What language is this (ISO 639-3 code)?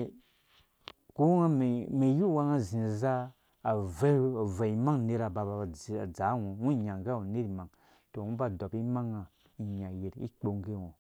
ldb